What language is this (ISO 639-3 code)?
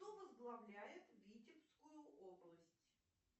rus